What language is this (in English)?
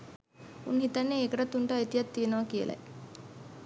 Sinhala